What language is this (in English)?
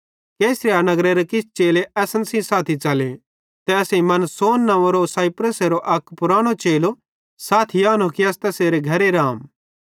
Bhadrawahi